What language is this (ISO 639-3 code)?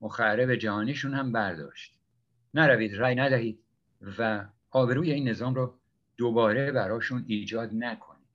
fas